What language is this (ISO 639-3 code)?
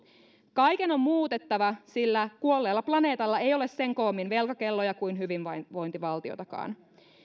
fin